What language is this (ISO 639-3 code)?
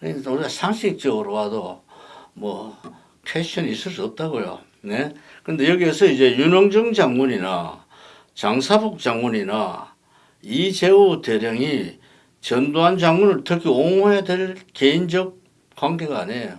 kor